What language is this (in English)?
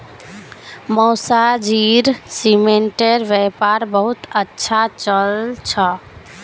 Magahi